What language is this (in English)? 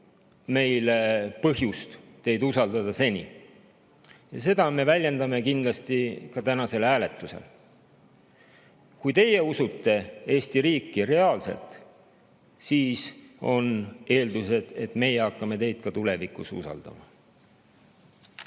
Estonian